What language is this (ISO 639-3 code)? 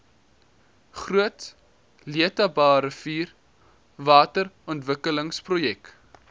afr